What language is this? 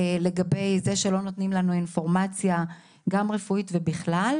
Hebrew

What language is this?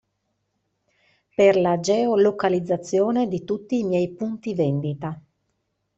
Italian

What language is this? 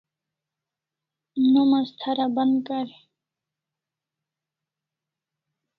Kalasha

